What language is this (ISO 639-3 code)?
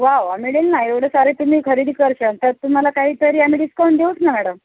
mar